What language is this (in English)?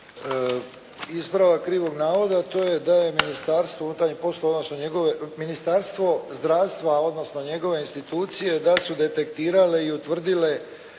Croatian